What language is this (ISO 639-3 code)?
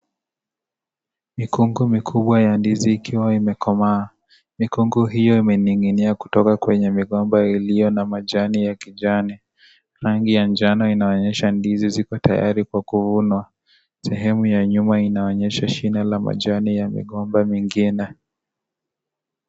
swa